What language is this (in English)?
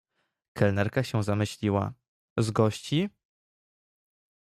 Polish